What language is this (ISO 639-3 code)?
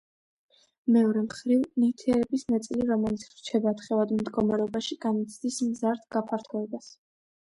kat